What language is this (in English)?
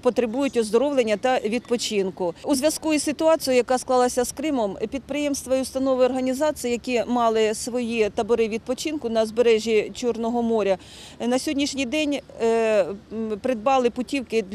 Ukrainian